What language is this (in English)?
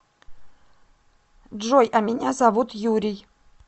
Russian